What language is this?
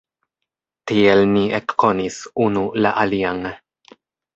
Esperanto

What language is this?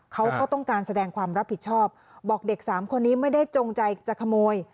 Thai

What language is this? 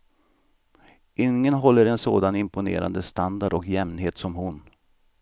Swedish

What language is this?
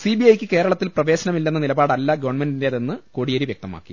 Malayalam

